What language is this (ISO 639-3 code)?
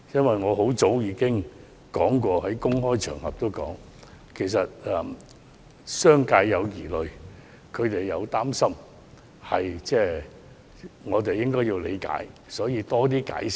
yue